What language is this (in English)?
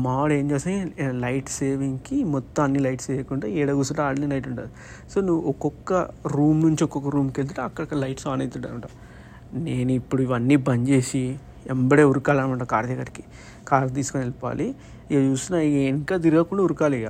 Telugu